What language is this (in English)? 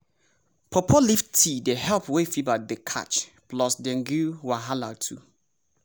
Nigerian Pidgin